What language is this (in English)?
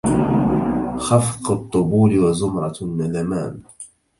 Arabic